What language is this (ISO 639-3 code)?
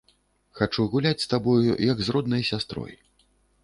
bel